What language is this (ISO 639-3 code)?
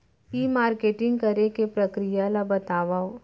hne